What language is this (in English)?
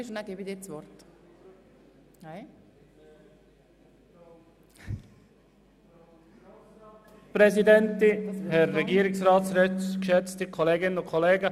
Swiss German